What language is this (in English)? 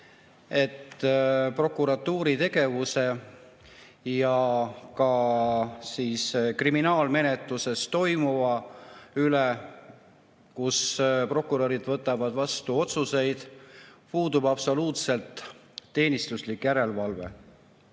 Estonian